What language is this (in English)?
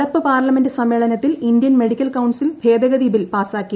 Malayalam